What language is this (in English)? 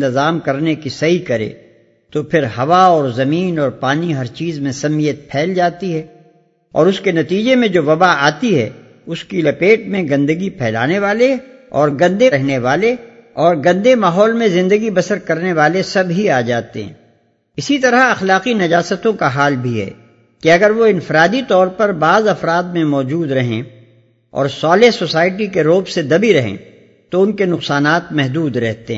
Urdu